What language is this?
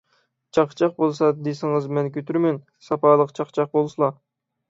Uyghur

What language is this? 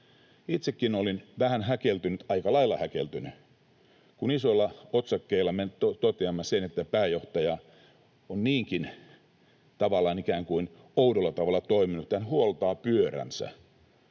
Finnish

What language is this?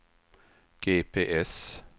Swedish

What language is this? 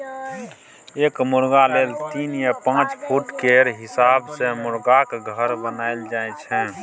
Maithili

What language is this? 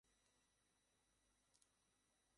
Bangla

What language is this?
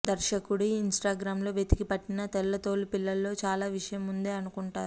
Telugu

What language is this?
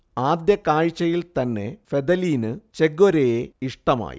Malayalam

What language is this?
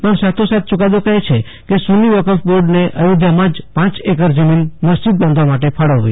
Gujarati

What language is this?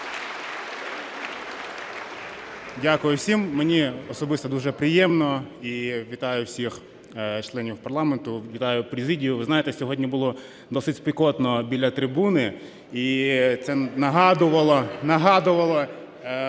Ukrainian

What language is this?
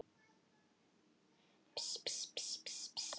Icelandic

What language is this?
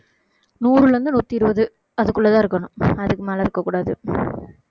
Tamil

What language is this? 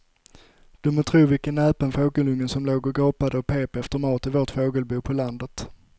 Swedish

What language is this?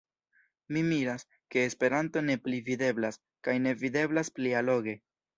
Esperanto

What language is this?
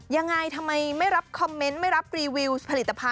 Thai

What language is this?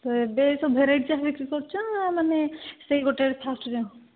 Odia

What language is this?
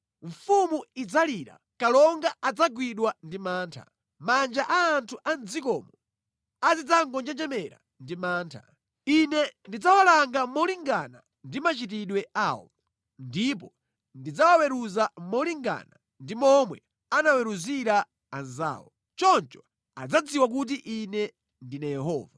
Nyanja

